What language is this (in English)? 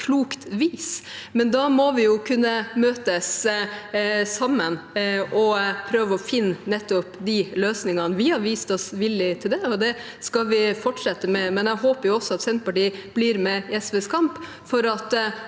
Norwegian